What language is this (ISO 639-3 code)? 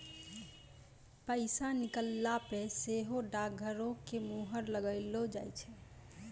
mai